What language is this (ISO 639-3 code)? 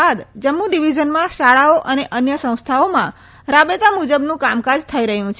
guj